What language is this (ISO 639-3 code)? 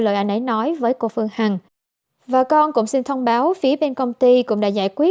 vie